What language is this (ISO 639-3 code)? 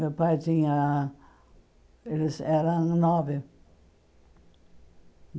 por